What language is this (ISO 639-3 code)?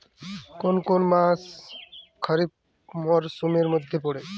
ben